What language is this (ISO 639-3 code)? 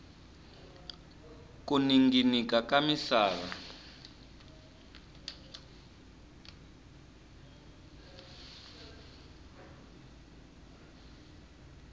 tso